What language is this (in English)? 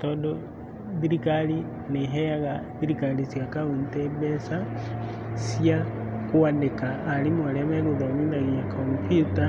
Kikuyu